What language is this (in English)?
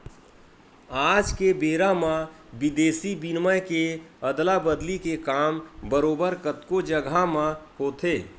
Chhattisgarhi